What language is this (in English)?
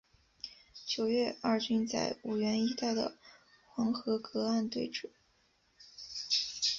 Chinese